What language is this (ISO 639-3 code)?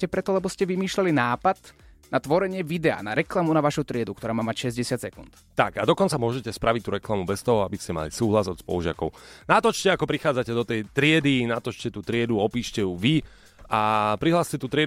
slk